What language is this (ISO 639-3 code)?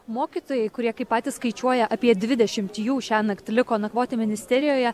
lit